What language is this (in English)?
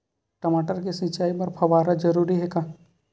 Chhattisgarhi